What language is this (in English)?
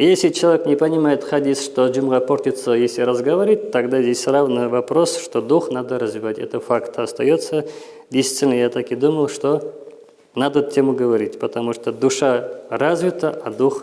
Russian